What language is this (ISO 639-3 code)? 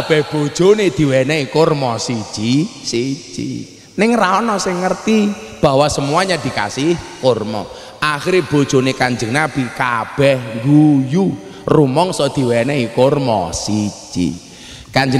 ind